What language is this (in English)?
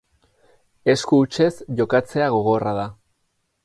Basque